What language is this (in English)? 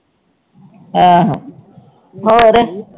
Punjabi